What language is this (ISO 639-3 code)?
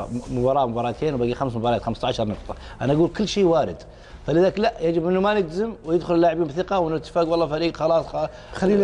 ara